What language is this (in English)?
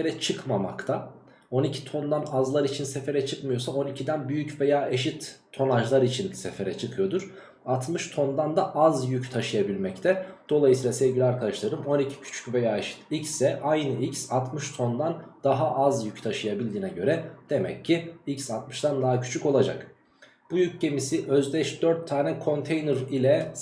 Turkish